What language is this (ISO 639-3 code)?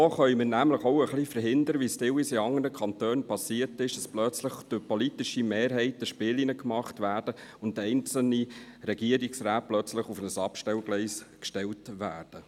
gsw